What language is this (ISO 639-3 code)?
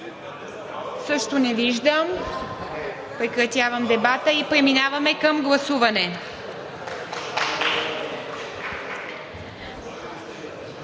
bul